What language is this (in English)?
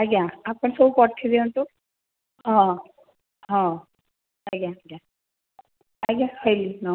Odia